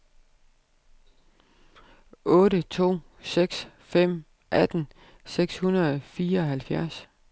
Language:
Danish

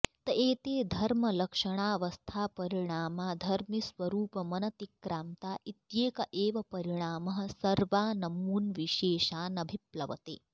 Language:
Sanskrit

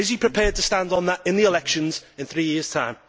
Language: English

